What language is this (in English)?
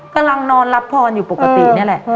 Thai